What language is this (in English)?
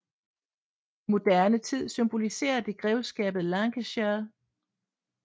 Danish